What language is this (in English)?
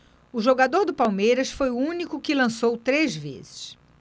Portuguese